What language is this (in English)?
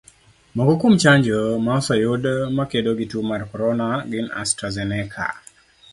Luo (Kenya and Tanzania)